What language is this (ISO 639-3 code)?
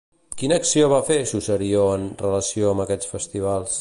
cat